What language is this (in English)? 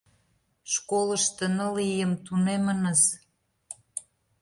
Mari